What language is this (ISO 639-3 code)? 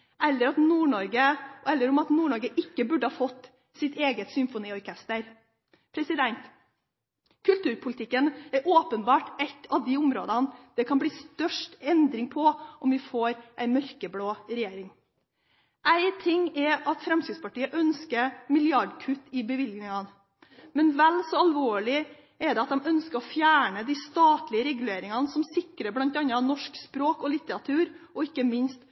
nob